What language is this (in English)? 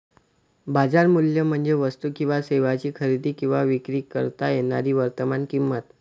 Marathi